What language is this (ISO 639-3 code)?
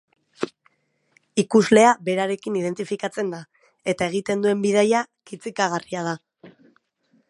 eus